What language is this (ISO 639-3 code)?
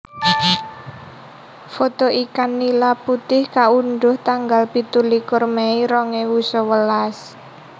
jav